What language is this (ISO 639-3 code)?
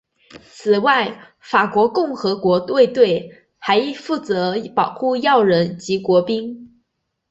zho